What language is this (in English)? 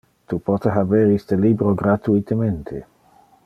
Interlingua